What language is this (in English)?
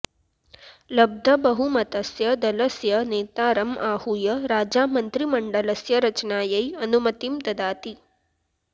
Sanskrit